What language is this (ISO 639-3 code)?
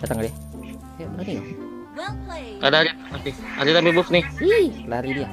ind